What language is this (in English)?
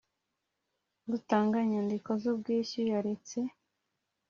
Kinyarwanda